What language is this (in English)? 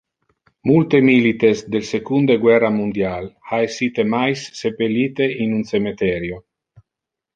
Interlingua